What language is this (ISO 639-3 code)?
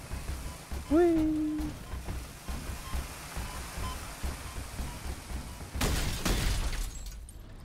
deu